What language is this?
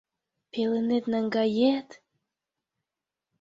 Mari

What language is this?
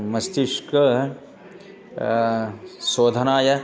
Sanskrit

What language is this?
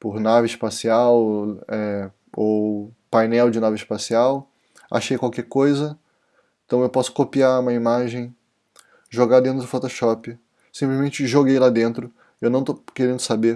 Portuguese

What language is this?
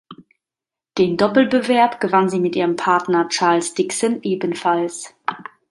German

